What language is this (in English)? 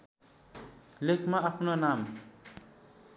Nepali